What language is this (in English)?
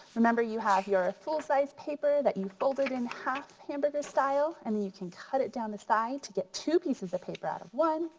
English